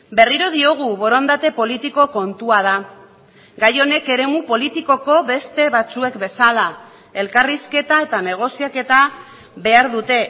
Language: Basque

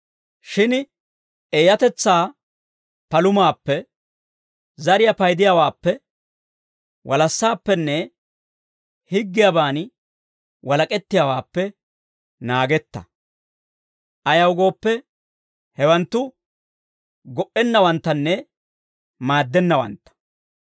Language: Dawro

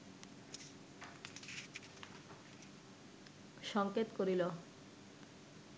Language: Bangla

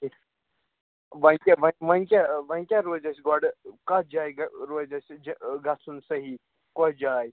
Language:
Kashmiri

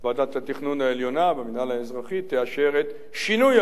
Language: Hebrew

